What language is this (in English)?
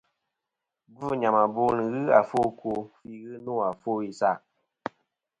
Kom